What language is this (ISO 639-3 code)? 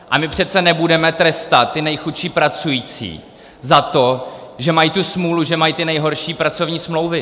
ces